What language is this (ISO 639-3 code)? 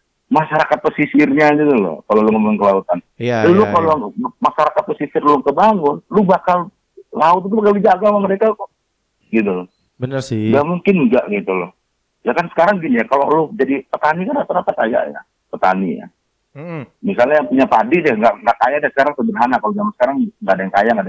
ind